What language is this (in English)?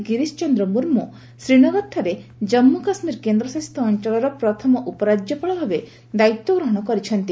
Odia